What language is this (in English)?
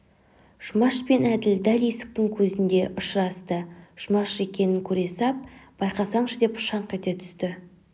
Kazakh